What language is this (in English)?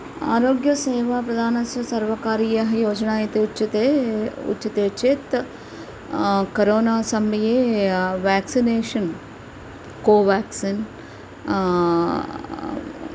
Sanskrit